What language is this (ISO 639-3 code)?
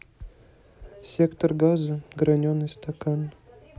rus